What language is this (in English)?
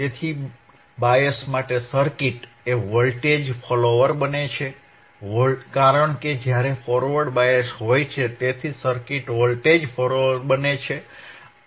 Gujarati